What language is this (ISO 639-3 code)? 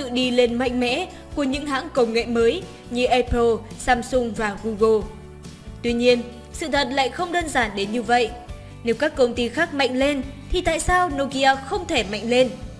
vie